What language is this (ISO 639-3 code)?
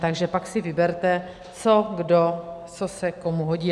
ces